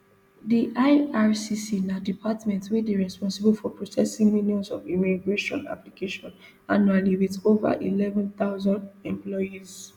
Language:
Nigerian Pidgin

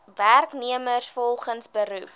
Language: Afrikaans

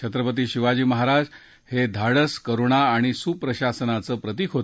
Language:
Marathi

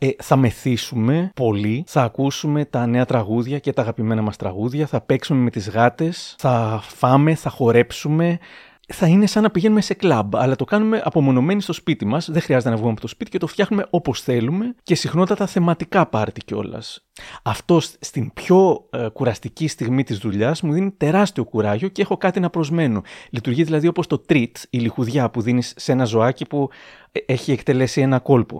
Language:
Greek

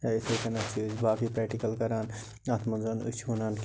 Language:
Kashmiri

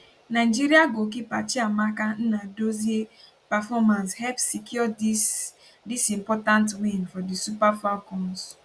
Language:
Nigerian Pidgin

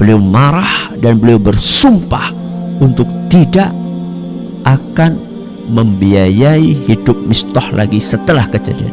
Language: Indonesian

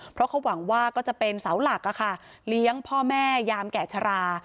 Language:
Thai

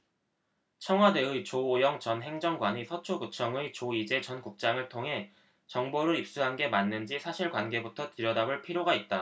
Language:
Korean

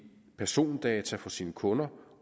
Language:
Danish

